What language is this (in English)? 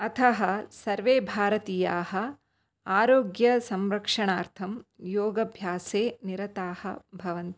Sanskrit